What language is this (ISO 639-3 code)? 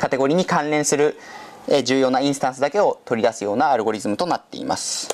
jpn